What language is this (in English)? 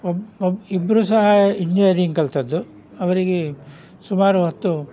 Kannada